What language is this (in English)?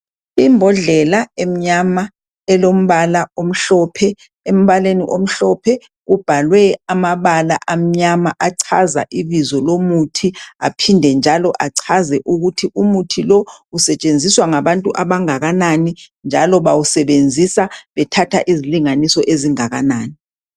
North Ndebele